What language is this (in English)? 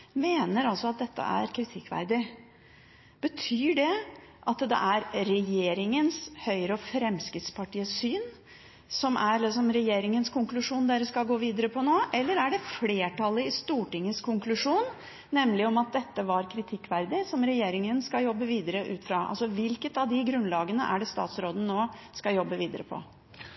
Norwegian Bokmål